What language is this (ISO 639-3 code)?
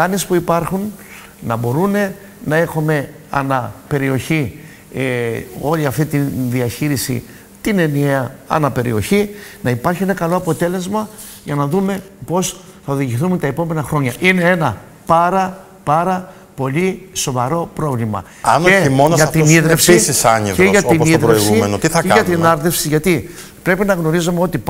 ell